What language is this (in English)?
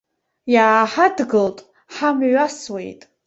Abkhazian